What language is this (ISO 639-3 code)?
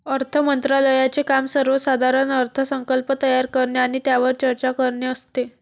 mar